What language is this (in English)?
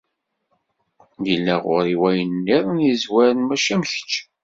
Kabyle